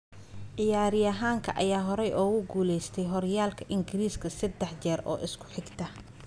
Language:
Somali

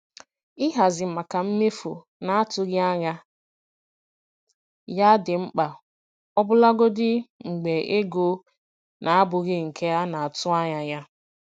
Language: Igbo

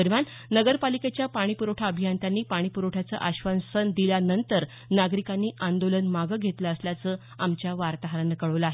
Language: Marathi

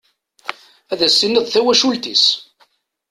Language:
Kabyle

